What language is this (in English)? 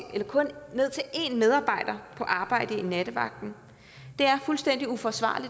Danish